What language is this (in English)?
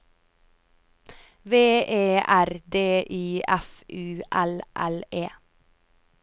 Norwegian